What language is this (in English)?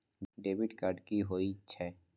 Maithili